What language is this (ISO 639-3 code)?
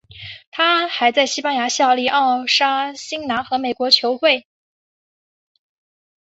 zho